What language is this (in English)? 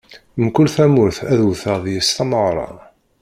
Kabyle